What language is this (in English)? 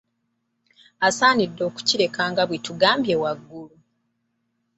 Ganda